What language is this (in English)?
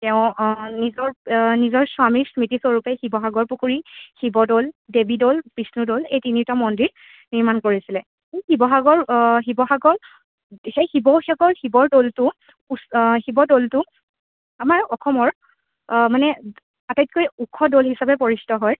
Assamese